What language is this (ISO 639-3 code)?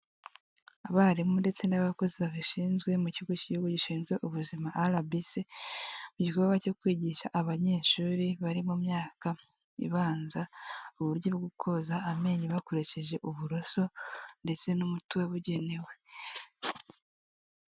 kin